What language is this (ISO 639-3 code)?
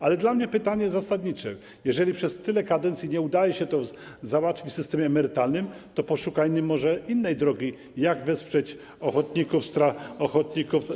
pol